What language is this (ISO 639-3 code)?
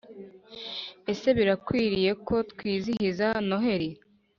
kin